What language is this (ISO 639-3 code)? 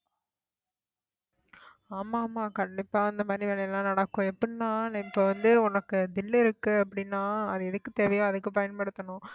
tam